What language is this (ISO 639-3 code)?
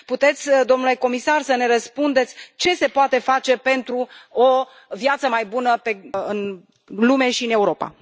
ron